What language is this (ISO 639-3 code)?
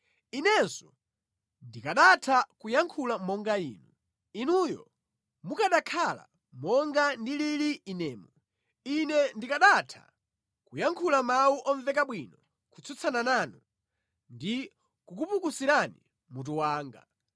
nya